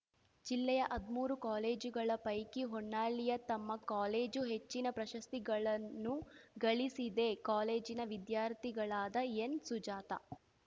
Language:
Kannada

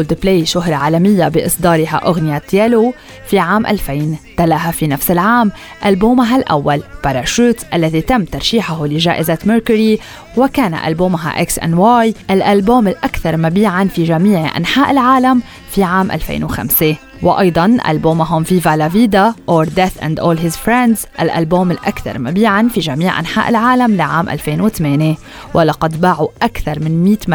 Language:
Arabic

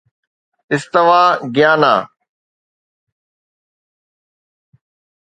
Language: Sindhi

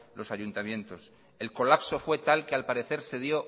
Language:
Spanish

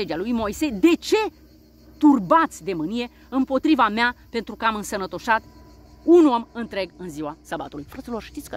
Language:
Romanian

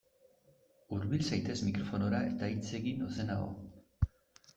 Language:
Basque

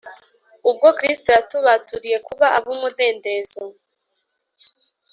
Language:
Kinyarwanda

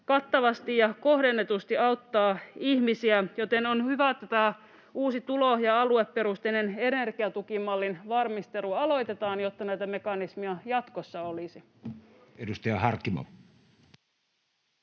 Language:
Finnish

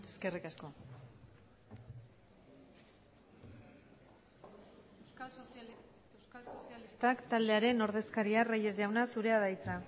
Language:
Basque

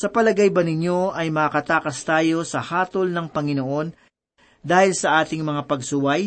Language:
Filipino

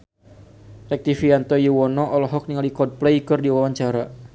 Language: Sundanese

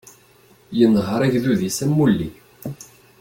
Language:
Kabyle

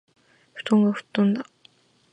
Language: Japanese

